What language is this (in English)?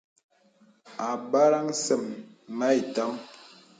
Bebele